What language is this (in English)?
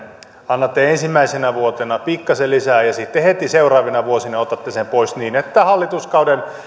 Finnish